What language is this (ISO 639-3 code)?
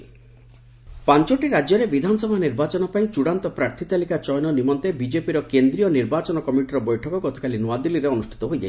ori